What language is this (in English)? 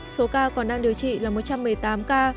Vietnamese